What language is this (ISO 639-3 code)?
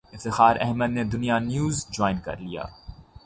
urd